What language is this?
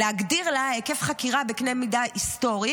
Hebrew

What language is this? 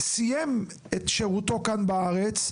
Hebrew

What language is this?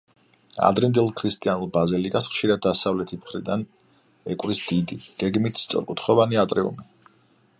Georgian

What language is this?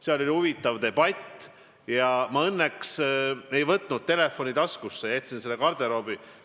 Estonian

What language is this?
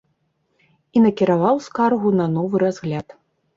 Belarusian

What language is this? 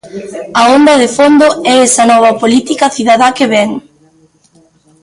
Galician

